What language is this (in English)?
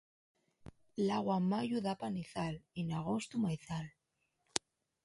Asturian